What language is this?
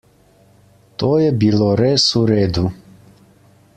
Slovenian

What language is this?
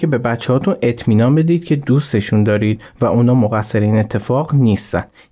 Persian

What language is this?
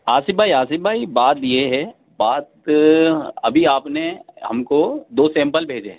Urdu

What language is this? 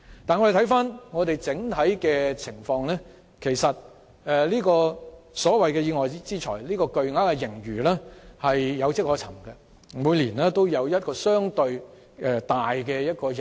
Cantonese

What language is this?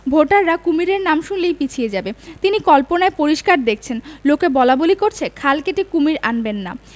Bangla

